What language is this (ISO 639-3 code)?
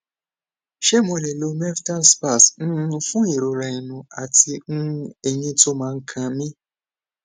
yor